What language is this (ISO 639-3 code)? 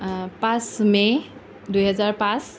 asm